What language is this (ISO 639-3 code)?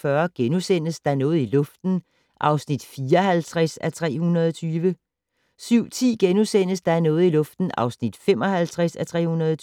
dan